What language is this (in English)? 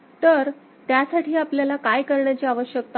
Marathi